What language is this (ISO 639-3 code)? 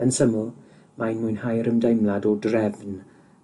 cym